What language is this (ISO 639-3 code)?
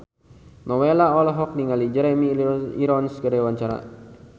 sun